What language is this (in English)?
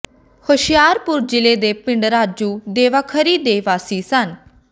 Punjabi